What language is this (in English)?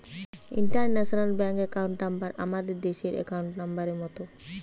Bangla